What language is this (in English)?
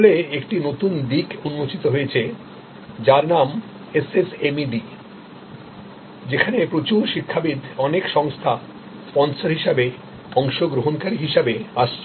Bangla